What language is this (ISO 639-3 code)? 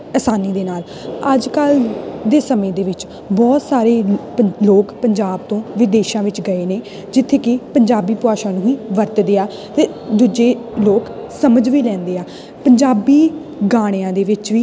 pan